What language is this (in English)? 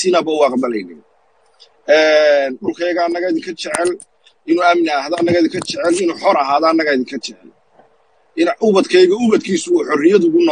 Arabic